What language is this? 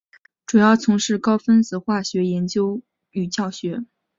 Chinese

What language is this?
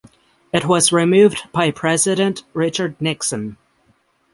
English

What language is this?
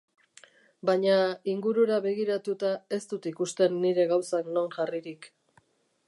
Basque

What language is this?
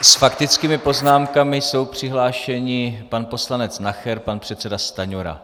Czech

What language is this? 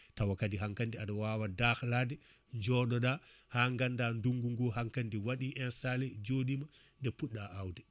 Fula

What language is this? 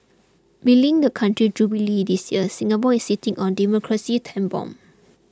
English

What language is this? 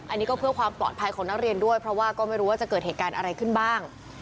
Thai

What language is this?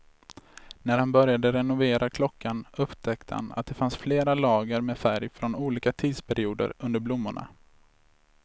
Swedish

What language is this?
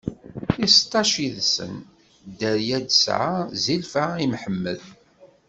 Kabyle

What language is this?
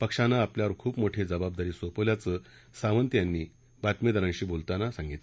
Marathi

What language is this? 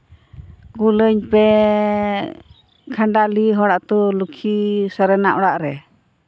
Santali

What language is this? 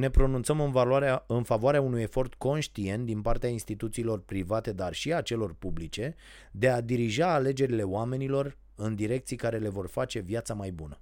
Romanian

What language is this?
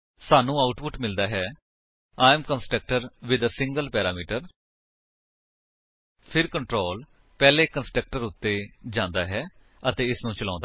Punjabi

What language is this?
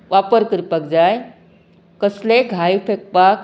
Konkani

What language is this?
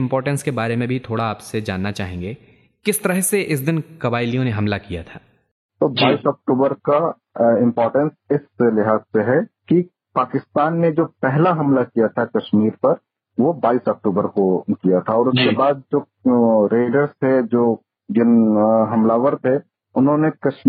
Hindi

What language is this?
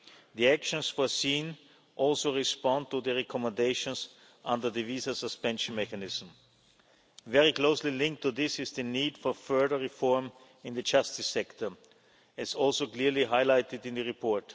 English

